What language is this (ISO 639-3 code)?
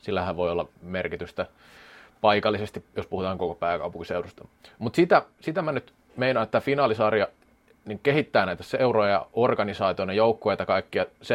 fin